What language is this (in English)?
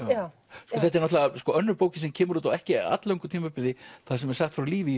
Icelandic